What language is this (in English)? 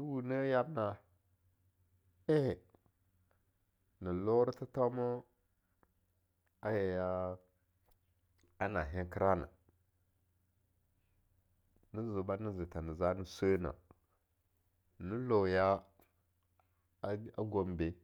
Longuda